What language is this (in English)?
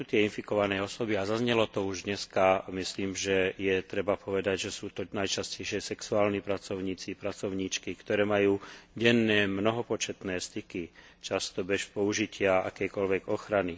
Slovak